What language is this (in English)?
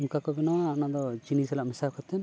Santali